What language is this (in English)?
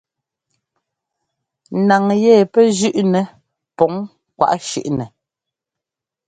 Ngomba